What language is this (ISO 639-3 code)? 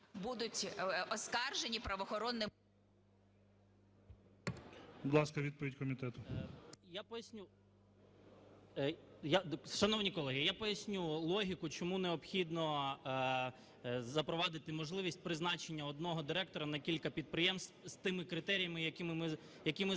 ukr